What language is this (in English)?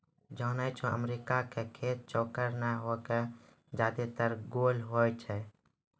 Maithili